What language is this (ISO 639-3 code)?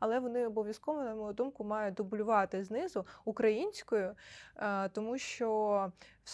ukr